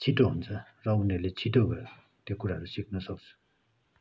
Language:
Nepali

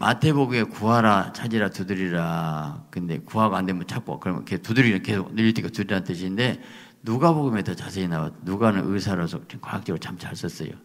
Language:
Korean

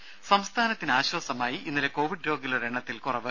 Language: Malayalam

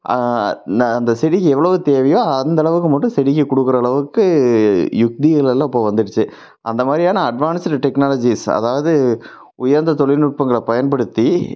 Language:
Tamil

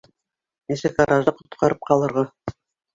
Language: Bashkir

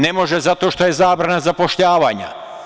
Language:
Serbian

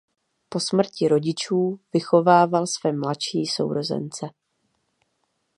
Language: Czech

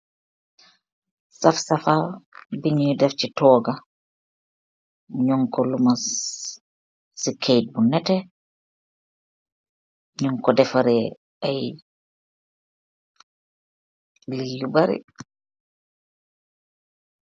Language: Wolof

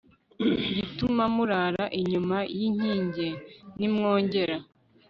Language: Kinyarwanda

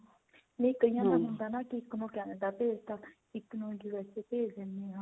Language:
Punjabi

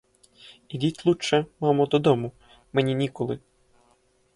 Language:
Ukrainian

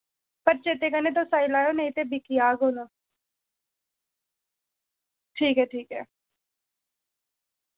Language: Dogri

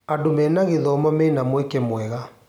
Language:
Kikuyu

